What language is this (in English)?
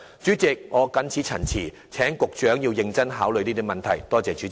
Cantonese